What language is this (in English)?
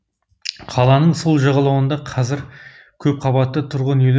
Kazakh